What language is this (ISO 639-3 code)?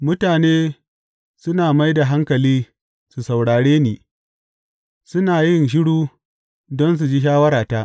hau